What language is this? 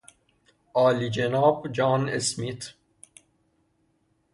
Persian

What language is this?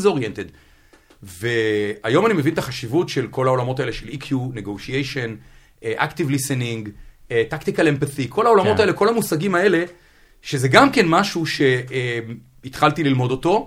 Hebrew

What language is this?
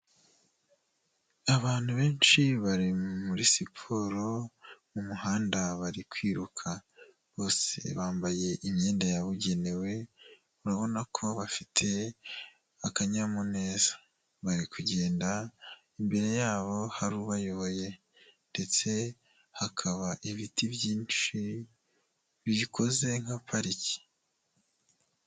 Kinyarwanda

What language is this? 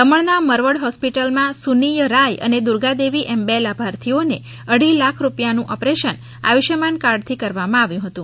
Gujarati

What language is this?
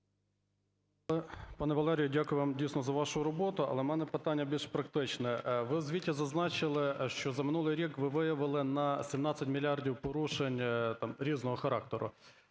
Ukrainian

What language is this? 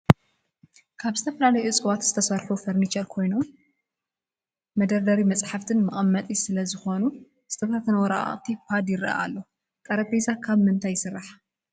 Tigrinya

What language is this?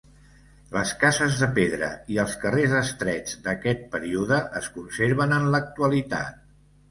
Catalan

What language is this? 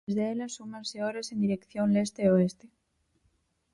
Galician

